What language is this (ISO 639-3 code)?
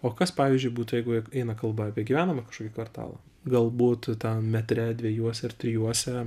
lit